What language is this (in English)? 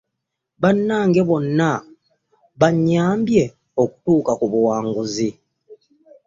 Ganda